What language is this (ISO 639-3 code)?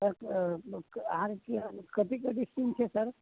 mai